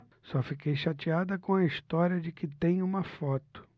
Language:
Portuguese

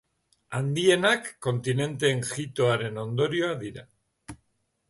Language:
Basque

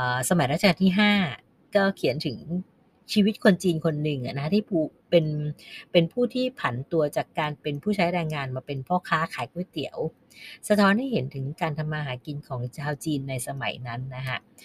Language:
Thai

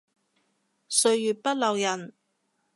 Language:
Cantonese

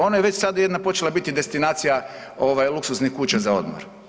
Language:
Croatian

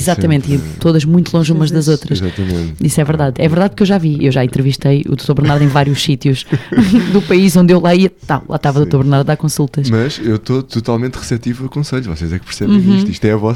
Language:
Portuguese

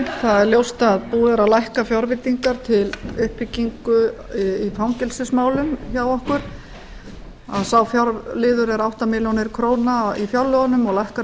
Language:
Icelandic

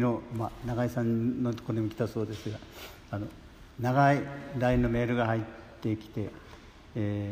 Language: Japanese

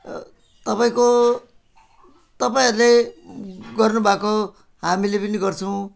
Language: Nepali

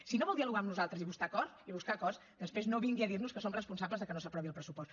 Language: Catalan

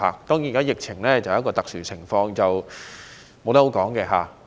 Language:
Cantonese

